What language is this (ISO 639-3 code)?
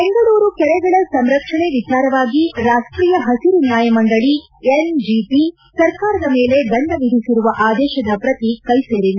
kan